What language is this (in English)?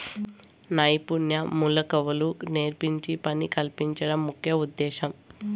Telugu